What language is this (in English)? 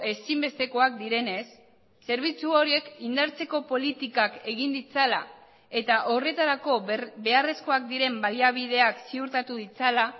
Basque